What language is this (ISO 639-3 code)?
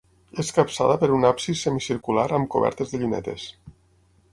cat